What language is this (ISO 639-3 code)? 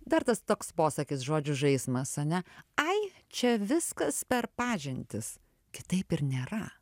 lit